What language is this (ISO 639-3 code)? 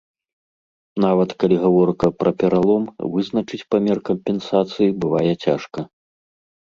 bel